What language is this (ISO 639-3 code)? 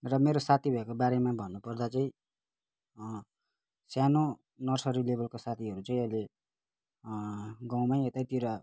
nep